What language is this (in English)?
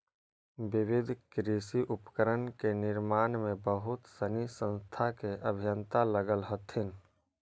Magahi